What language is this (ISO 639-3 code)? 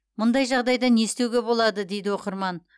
kaz